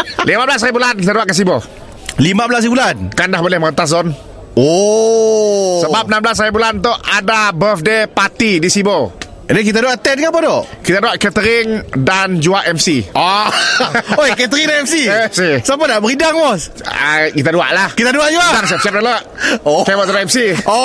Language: Malay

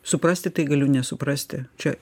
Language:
Lithuanian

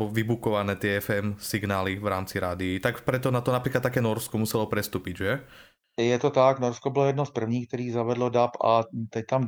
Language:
Czech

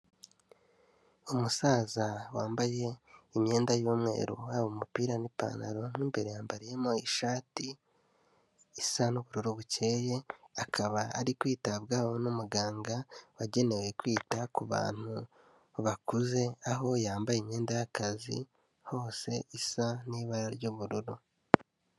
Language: Kinyarwanda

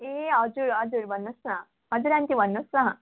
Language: Nepali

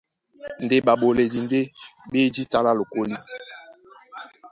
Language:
Duala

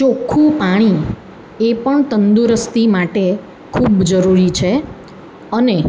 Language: Gujarati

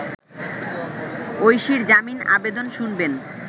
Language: Bangla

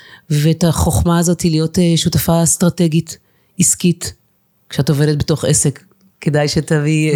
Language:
Hebrew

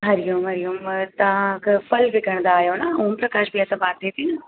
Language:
Sindhi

